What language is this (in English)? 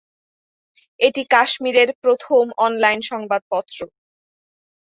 Bangla